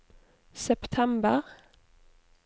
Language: Norwegian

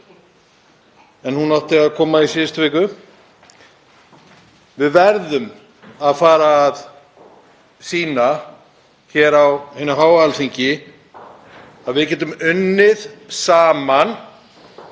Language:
Icelandic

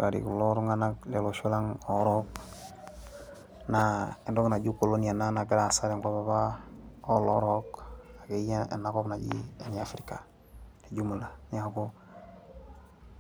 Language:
Masai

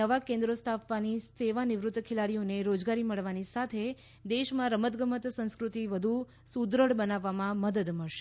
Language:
Gujarati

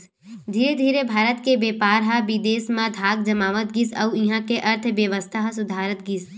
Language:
Chhattisgarhi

